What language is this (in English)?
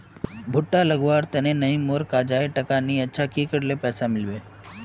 Magahi